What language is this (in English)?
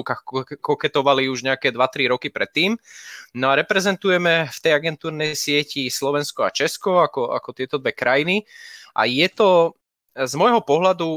Slovak